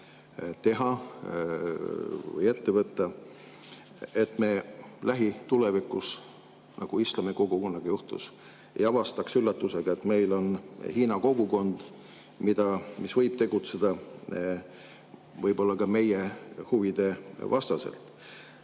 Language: Estonian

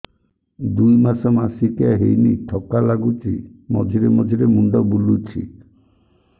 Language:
Odia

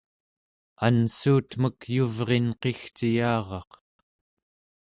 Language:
Central Yupik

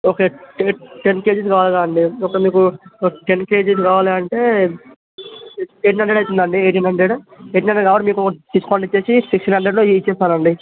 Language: Telugu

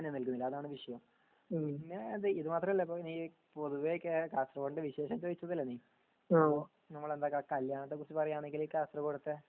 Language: Malayalam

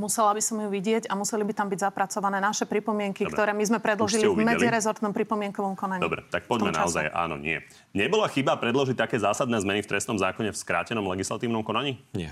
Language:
Slovak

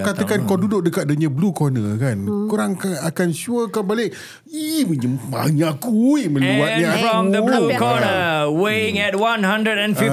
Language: Malay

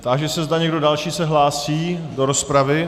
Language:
Czech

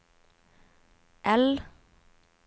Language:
Norwegian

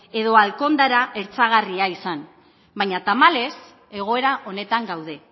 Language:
Basque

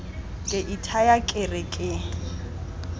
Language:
Tswana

